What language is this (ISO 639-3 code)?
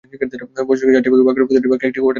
ben